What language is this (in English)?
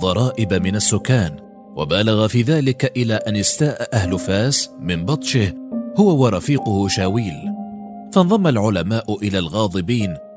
Arabic